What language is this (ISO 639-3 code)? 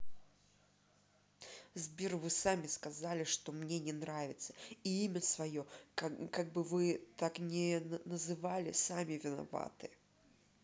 rus